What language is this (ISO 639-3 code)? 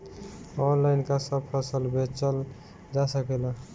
bho